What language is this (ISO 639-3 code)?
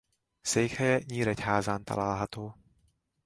hun